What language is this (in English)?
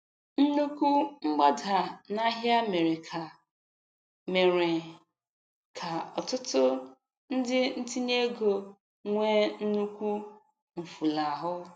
Igbo